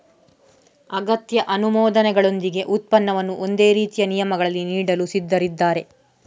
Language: Kannada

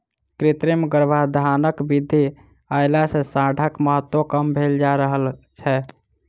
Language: Maithili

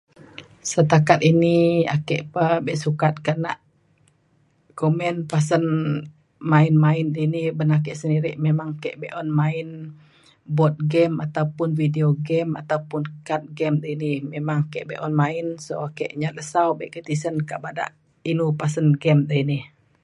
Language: Mainstream Kenyah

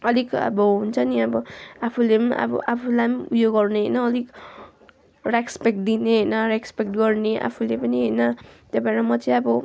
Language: Nepali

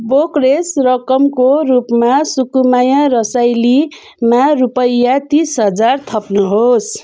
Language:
Nepali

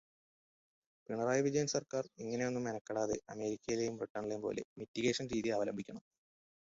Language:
Malayalam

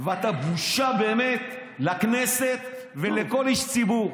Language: Hebrew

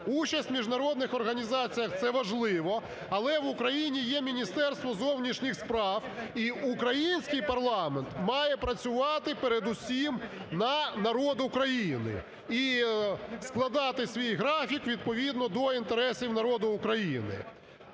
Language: Ukrainian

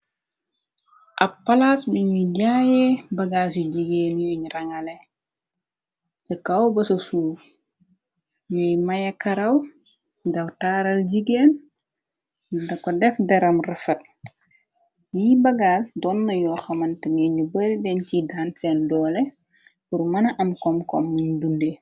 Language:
Wolof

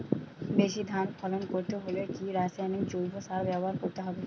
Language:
Bangla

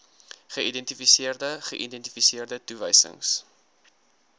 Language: Afrikaans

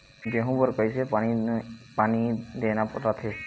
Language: Chhattisgarhi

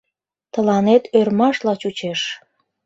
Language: Mari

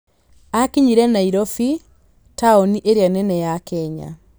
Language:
Kikuyu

